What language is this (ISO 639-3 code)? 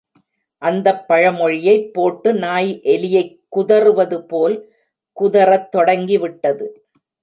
tam